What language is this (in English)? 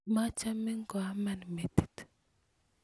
Kalenjin